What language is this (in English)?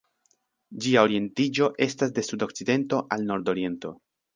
Esperanto